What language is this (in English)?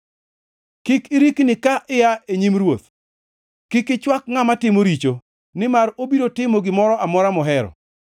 Luo (Kenya and Tanzania)